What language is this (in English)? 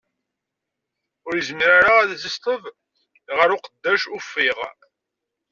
Kabyle